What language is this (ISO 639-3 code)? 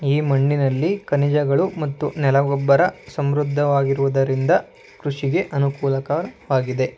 kan